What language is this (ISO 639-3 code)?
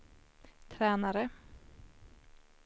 swe